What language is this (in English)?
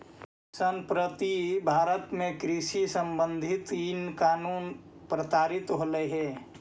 Magahi